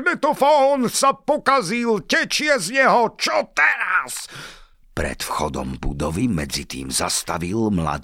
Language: Slovak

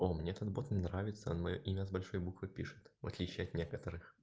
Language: Russian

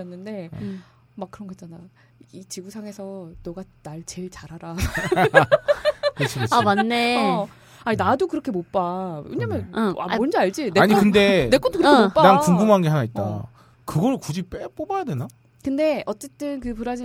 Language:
Korean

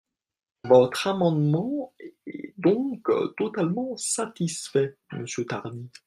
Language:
French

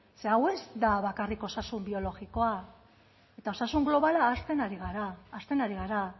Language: Basque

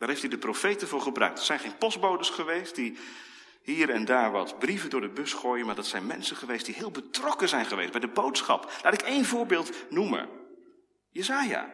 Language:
Dutch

